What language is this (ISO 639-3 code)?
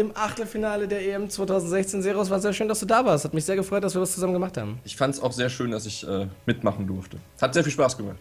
deu